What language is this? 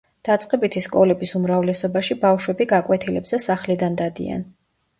Georgian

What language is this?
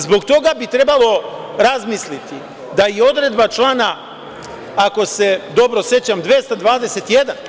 Serbian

